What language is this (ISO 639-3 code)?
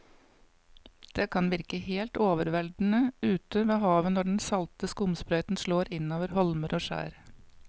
nor